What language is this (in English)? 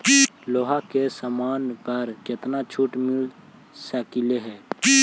Magahi